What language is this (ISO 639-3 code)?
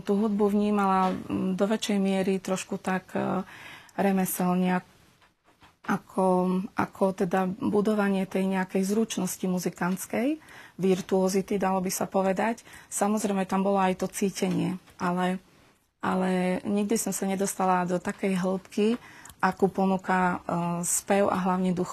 slk